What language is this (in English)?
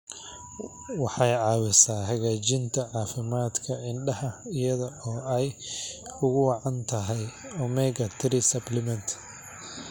Somali